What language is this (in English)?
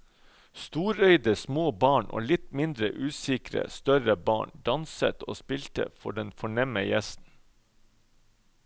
Norwegian